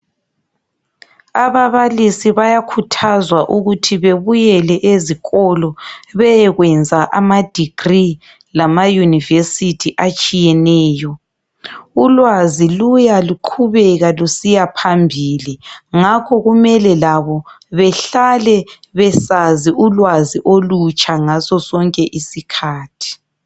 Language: North Ndebele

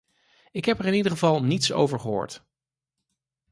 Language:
Dutch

